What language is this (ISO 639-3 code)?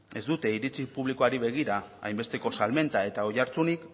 eus